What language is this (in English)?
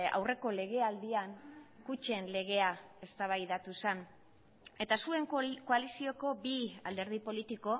Basque